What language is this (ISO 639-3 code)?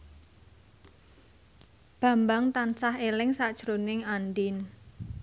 jav